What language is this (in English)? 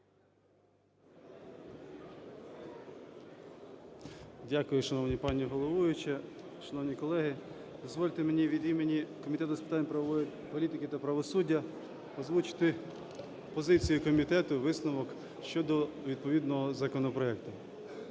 Ukrainian